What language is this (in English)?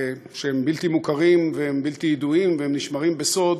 Hebrew